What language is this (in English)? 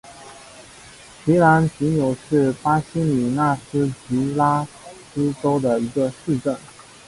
Chinese